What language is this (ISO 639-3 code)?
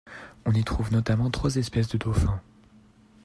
fra